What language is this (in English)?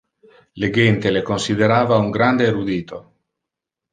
Interlingua